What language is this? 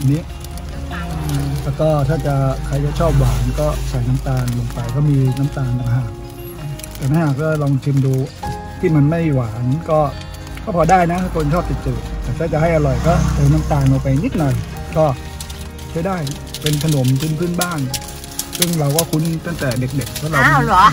Thai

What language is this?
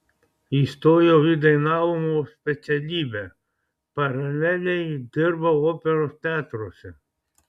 Lithuanian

